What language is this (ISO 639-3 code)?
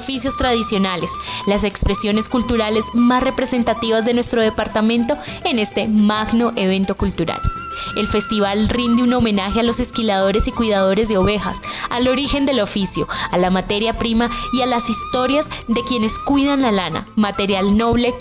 spa